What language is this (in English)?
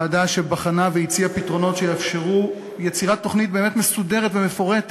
Hebrew